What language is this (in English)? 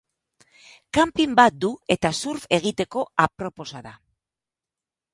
Basque